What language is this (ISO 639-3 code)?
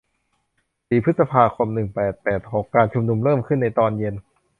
tha